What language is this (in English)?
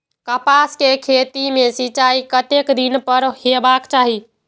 Maithili